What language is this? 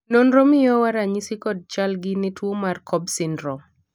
Luo (Kenya and Tanzania)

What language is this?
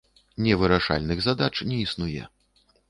Belarusian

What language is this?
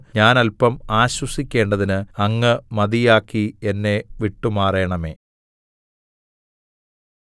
Malayalam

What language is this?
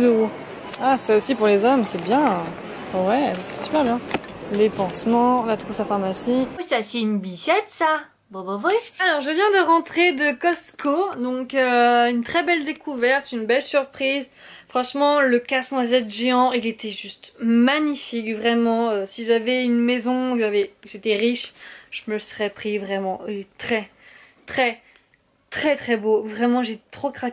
French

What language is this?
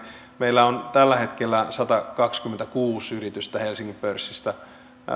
Finnish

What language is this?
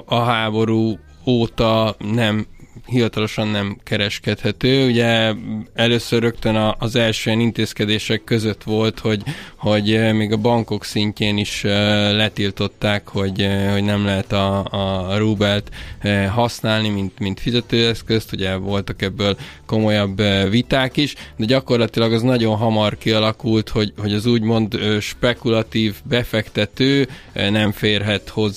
Hungarian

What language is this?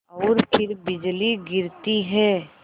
Hindi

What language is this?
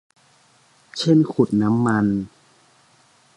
Thai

